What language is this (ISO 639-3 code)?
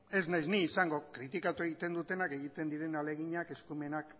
eus